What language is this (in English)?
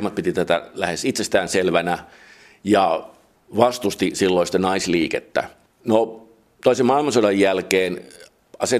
Finnish